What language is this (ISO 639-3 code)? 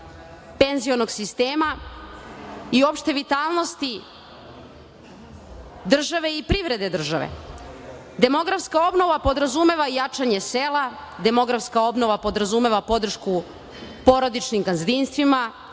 srp